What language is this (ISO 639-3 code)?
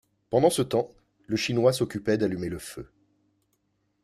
fra